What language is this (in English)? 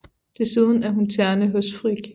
Danish